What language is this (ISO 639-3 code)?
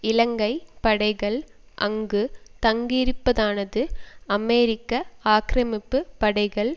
tam